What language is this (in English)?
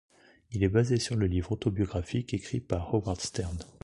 French